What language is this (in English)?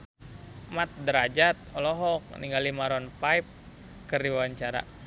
Sundanese